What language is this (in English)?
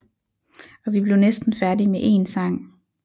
Danish